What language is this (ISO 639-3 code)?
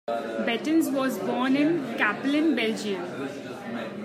eng